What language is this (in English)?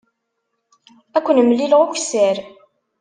Kabyle